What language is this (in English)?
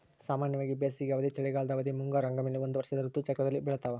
Kannada